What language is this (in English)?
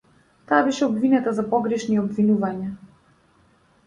Macedonian